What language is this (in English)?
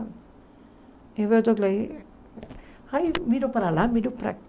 Portuguese